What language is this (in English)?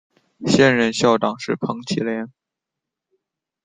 Chinese